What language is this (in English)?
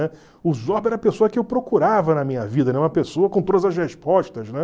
Portuguese